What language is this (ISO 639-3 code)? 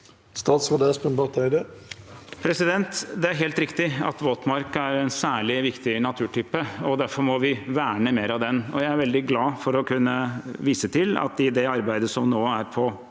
nor